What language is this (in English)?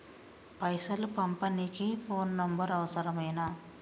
Telugu